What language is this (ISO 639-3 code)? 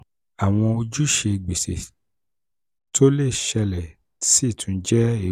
yor